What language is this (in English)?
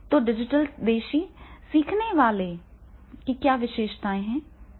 Hindi